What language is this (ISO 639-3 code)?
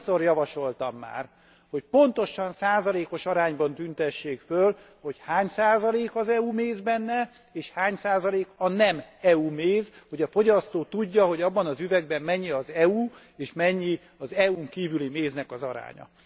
hun